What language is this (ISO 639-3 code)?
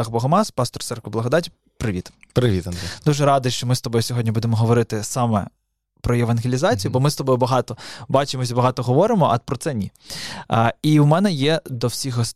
ukr